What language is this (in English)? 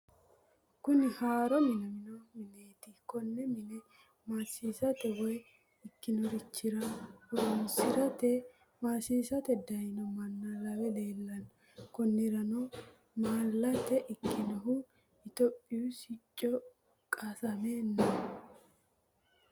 Sidamo